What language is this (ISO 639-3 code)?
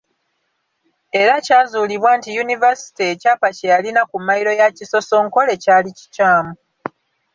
lug